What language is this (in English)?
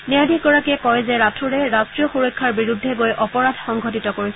Assamese